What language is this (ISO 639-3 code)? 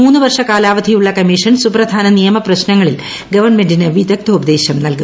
mal